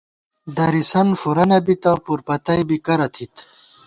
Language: Gawar-Bati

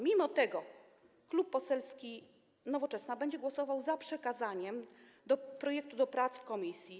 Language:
Polish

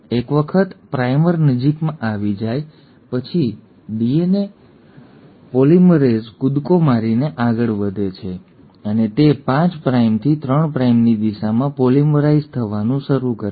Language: Gujarati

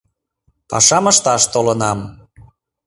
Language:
Mari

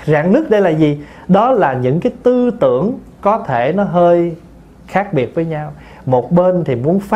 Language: Vietnamese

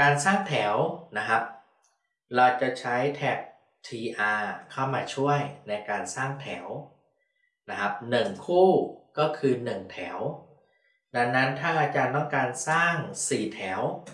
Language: Thai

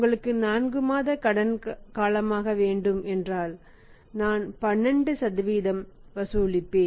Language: Tamil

